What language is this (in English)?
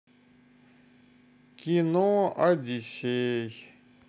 Russian